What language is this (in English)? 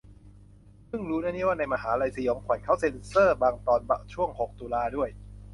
Thai